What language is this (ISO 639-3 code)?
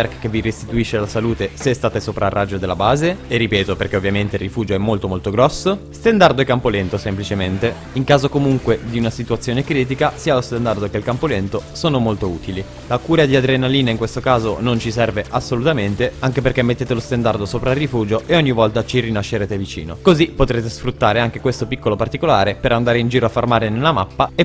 ita